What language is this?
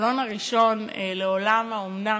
Hebrew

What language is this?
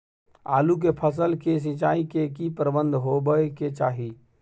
Maithili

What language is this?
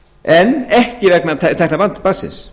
Icelandic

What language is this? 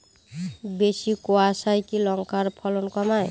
Bangla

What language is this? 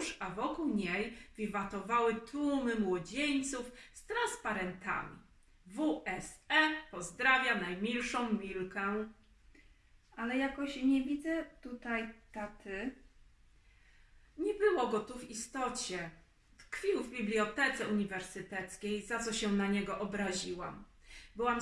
Polish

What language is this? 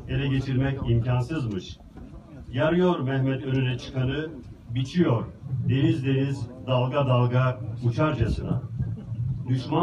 Turkish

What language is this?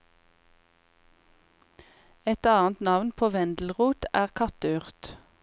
Norwegian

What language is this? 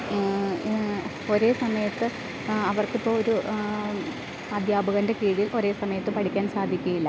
Malayalam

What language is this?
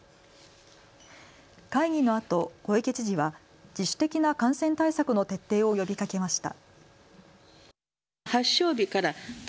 Japanese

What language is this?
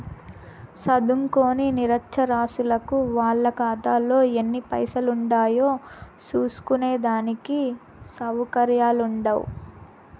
Telugu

